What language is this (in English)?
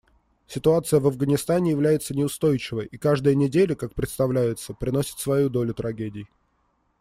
Russian